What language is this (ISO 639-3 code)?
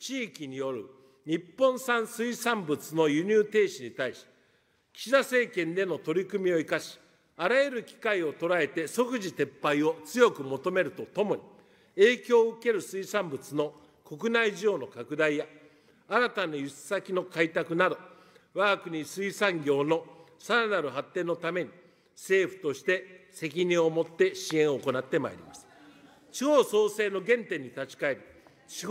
jpn